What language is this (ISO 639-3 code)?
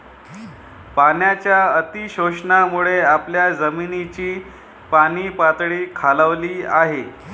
mar